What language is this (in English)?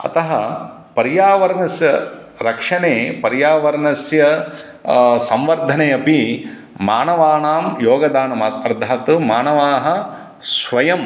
Sanskrit